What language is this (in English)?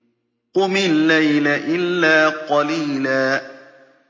Arabic